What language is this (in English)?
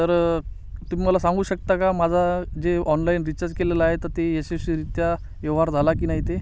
Marathi